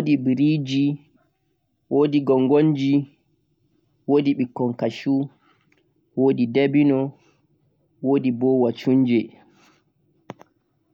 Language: Central-Eastern Niger Fulfulde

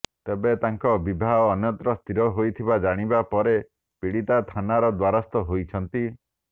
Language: Odia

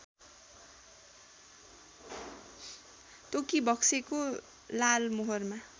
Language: Nepali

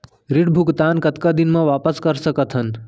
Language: Chhattisgarhi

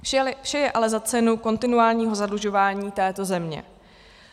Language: Czech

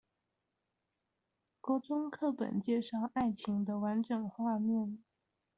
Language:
Chinese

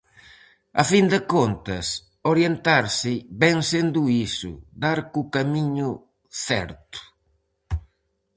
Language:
Galician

